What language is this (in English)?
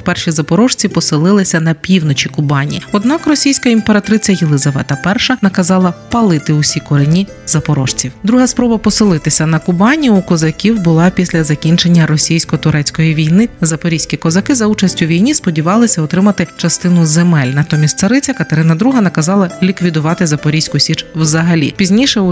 Ukrainian